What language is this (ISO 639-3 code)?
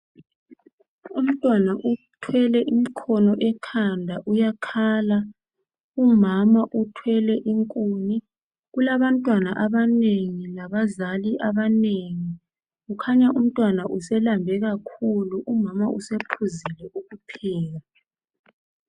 nde